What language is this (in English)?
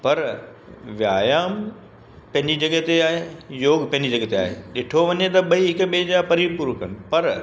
Sindhi